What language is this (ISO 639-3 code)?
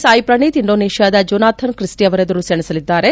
kan